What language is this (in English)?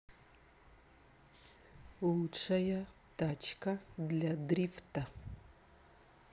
Russian